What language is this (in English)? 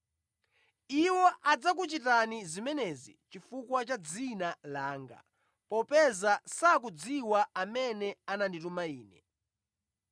Nyanja